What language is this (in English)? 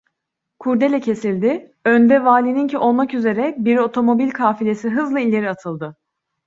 Turkish